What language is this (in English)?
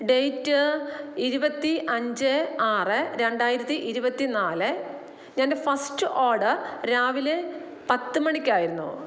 Malayalam